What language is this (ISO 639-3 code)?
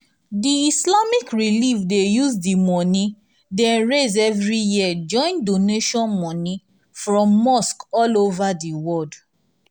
pcm